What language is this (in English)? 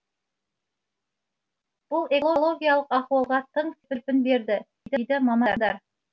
Kazakh